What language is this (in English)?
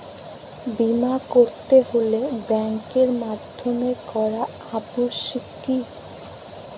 Bangla